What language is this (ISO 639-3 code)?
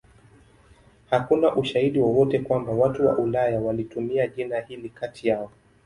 swa